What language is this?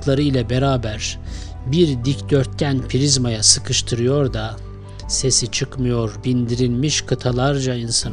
Turkish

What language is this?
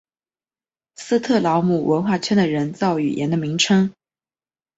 Chinese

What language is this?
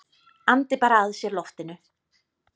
Icelandic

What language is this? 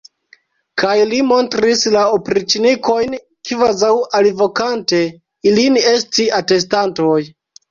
Esperanto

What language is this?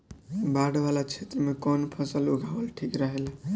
Bhojpuri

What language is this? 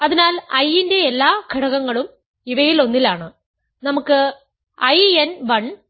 Malayalam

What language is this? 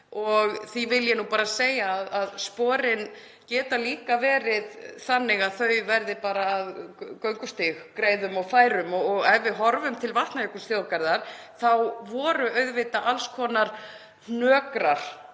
Icelandic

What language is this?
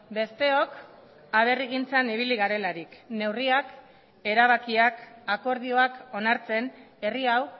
Basque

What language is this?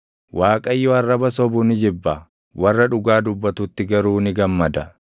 Oromo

